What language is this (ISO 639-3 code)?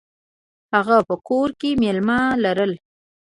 pus